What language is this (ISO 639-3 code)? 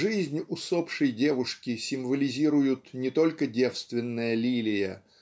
rus